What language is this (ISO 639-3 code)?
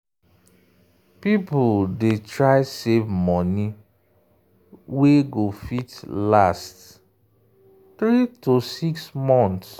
pcm